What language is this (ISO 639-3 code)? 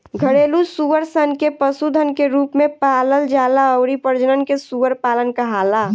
bho